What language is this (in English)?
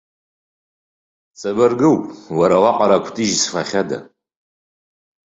Abkhazian